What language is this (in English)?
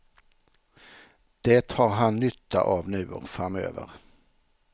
Swedish